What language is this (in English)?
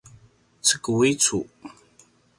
Paiwan